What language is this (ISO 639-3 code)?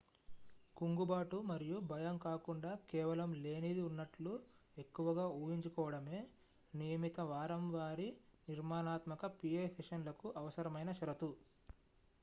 tel